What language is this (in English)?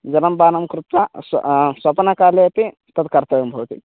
Sanskrit